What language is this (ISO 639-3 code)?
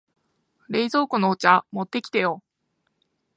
jpn